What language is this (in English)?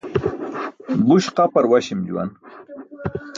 Burushaski